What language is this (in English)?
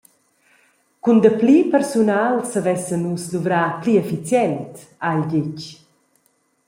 Romansh